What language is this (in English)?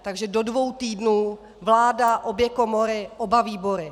Czech